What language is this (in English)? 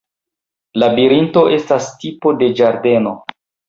Esperanto